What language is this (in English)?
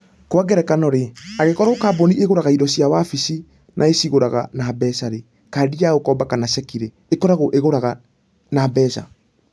Kikuyu